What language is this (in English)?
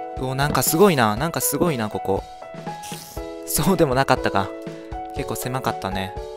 Japanese